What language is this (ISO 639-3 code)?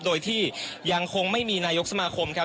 tha